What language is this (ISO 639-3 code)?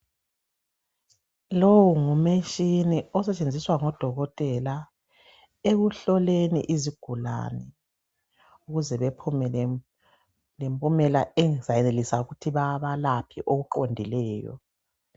nde